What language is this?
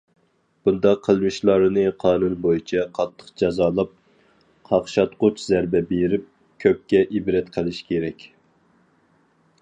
Uyghur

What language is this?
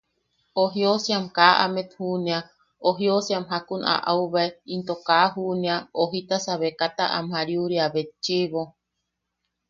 Yaqui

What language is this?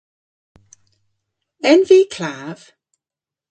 Cornish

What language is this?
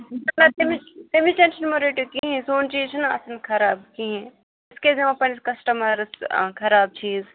Kashmiri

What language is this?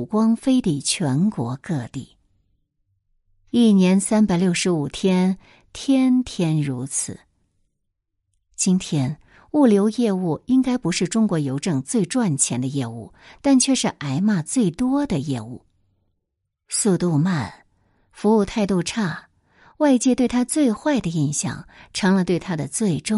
Chinese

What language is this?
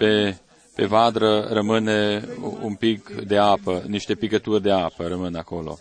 Romanian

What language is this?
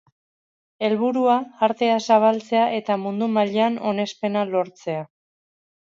Basque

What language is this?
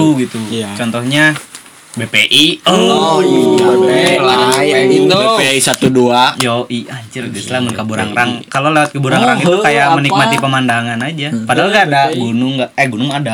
Indonesian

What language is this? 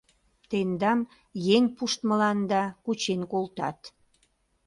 Mari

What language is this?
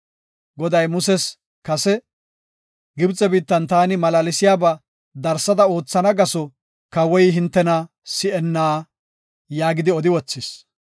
Gofa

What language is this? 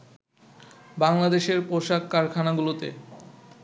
Bangla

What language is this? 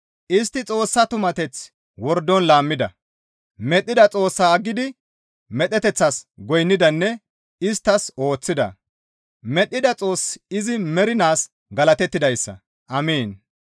Gamo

